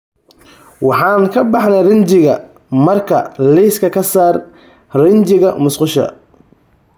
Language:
Somali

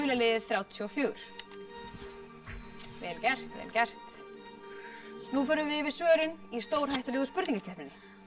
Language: Icelandic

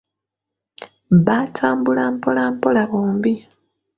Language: Ganda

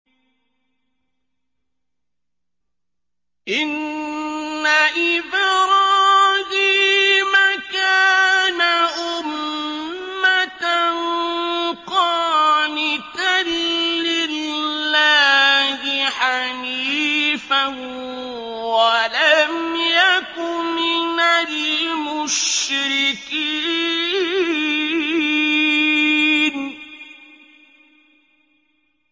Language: Arabic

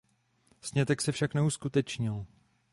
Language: Czech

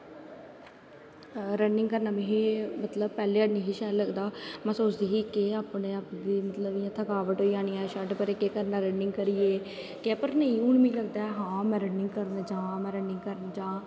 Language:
Dogri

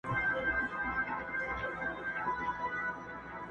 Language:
Pashto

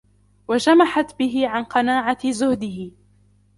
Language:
Arabic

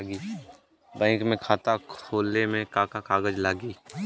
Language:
Bhojpuri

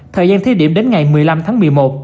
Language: Vietnamese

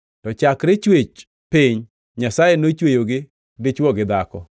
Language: Luo (Kenya and Tanzania)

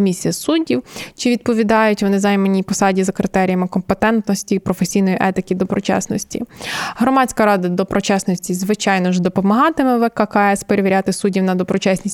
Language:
Ukrainian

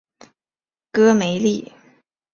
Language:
Chinese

